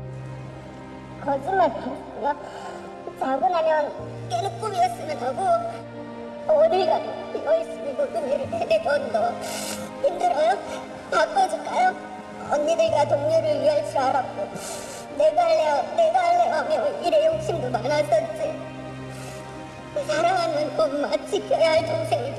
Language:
Korean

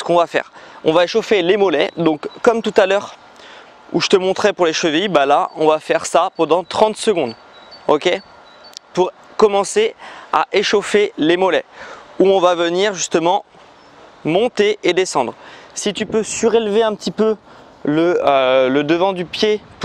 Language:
French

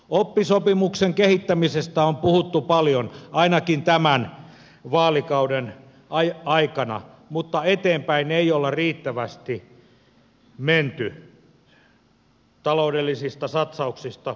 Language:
Finnish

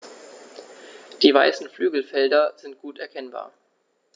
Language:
German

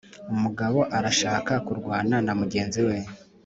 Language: Kinyarwanda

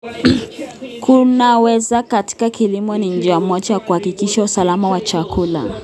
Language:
Kalenjin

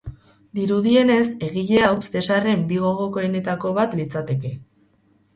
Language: Basque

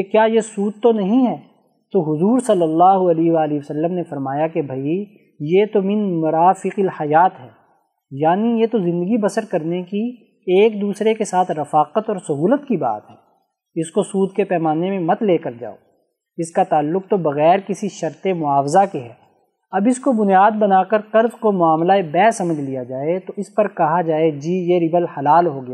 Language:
Urdu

